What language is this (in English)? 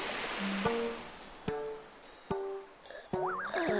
Japanese